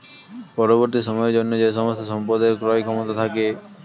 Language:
Bangla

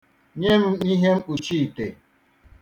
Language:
Igbo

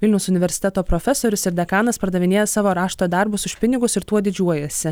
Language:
Lithuanian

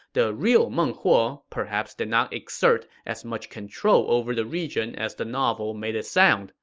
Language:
English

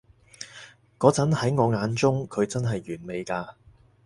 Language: Cantonese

